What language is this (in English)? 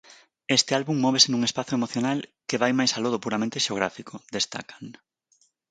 Galician